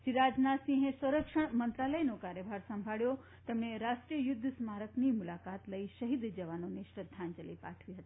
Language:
Gujarati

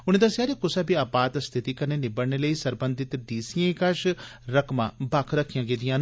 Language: Dogri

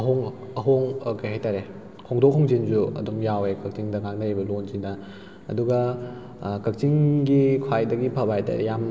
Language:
Manipuri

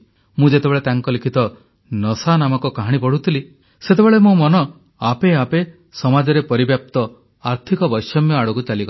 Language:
Odia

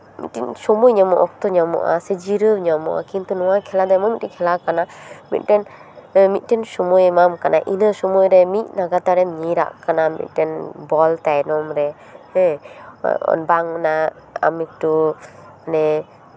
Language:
Santali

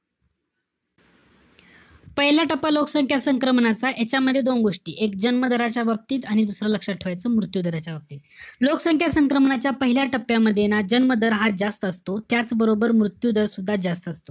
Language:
Marathi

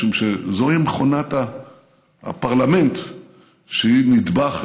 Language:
Hebrew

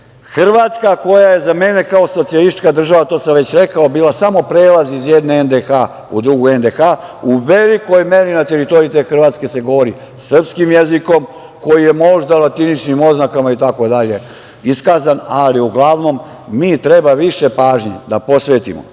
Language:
Serbian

